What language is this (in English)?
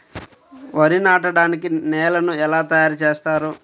Telugu